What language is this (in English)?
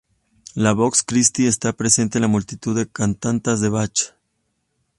Spanish